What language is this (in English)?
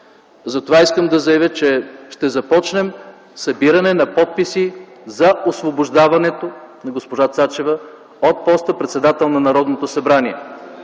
Bulgarian